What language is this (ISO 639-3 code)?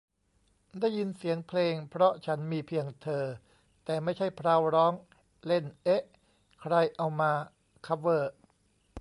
tha